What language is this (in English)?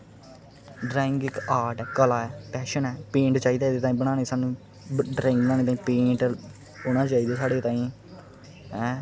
Dogri